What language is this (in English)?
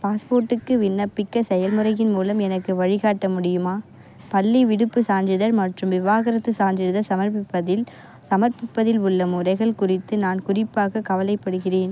Tamil